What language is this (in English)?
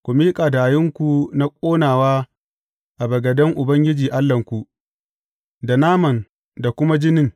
Hausa